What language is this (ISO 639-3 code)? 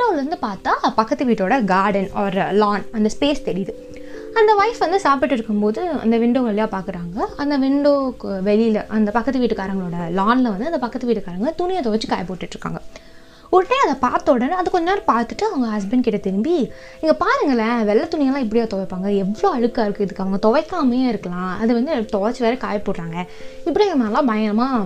tam